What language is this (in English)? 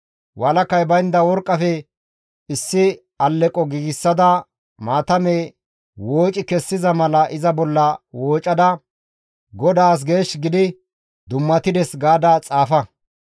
Gamo